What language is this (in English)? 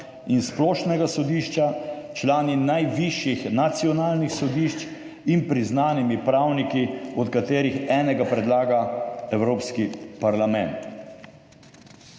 Slovenian